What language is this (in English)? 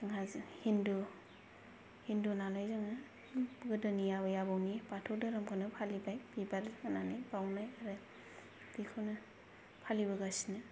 Bodo